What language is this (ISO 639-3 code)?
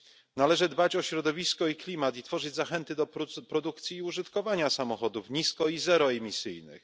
pol